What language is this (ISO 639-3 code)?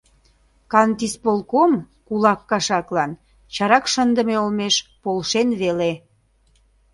chm